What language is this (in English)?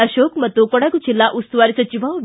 Kannada